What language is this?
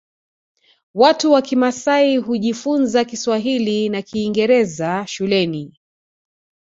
Swahili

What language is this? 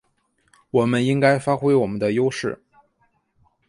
Chinese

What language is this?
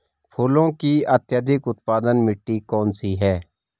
Hindi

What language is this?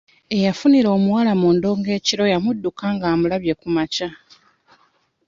Ganda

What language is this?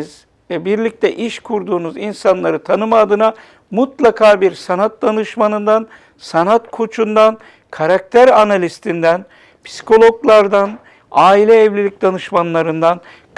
Turkish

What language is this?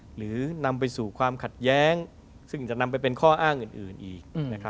Thai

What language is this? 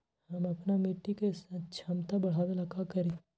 Magahi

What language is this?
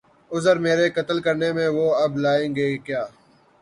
Urdu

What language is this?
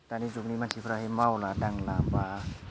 Bodo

